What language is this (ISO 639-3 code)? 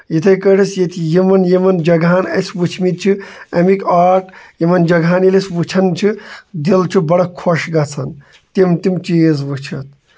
kas